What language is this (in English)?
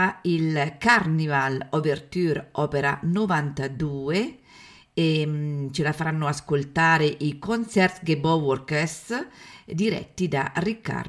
Italian